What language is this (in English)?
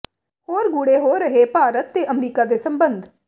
Punjabi